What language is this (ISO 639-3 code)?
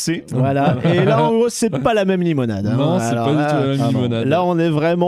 fra